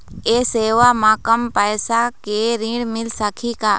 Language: Chhattisgarhi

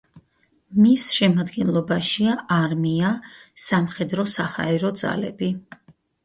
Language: Georgian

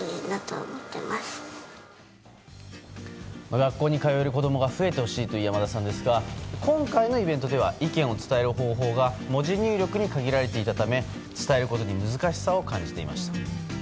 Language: Japanese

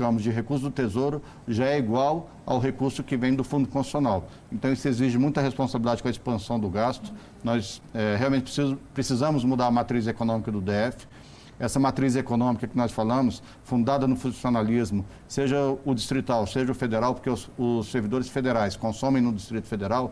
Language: Portuguese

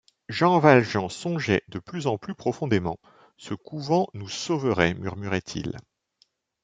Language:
French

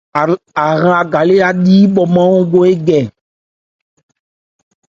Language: Ebrié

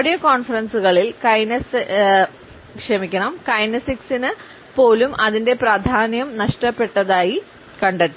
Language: Malayalam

